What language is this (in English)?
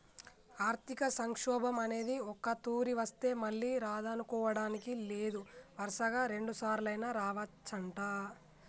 Telugu